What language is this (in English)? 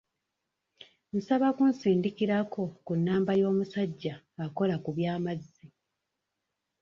Ganda